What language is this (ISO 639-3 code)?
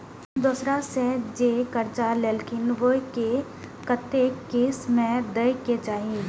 mai